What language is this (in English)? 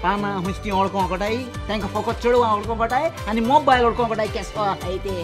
Indonesian